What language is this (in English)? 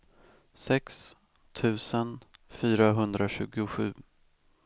Swedish